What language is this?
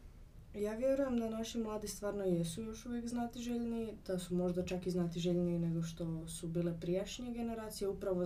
Croatian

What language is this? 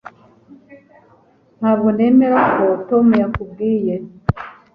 Kinyarwanda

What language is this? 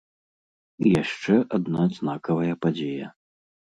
Belarusian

